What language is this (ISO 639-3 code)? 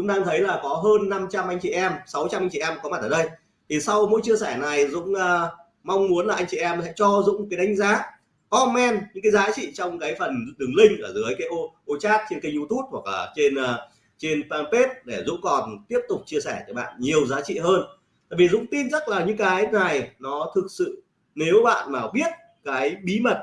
vie